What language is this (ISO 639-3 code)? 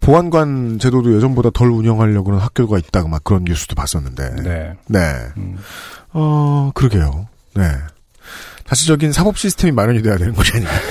kor